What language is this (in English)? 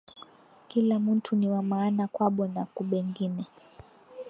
Swahili